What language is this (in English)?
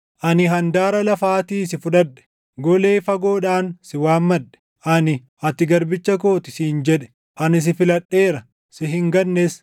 Oromo